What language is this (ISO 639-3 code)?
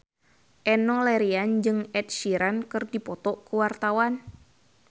sun